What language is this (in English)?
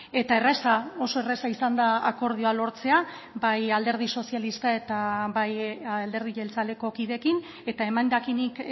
Basque